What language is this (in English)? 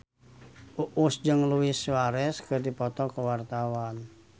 Sundanese